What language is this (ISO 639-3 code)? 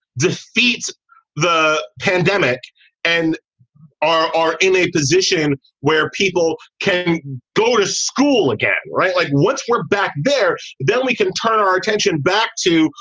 eng